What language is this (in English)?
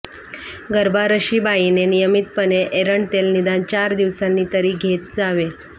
Marathi